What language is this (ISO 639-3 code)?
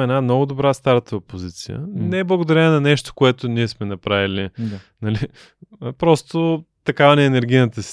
bul